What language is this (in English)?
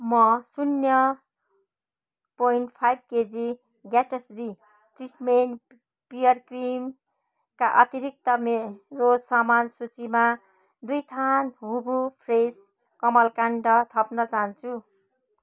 Nepali